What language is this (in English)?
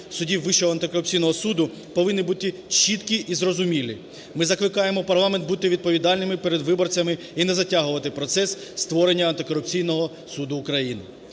Ukrainian